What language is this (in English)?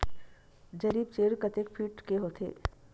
Chhattisgarhi